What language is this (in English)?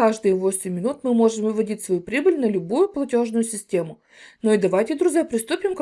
Russian